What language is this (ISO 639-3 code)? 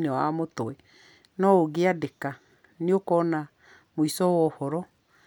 kik